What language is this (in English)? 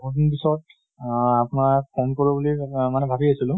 Assamese